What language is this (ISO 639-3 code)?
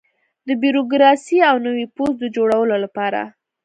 pus